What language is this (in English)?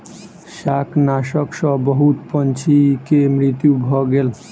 Maithili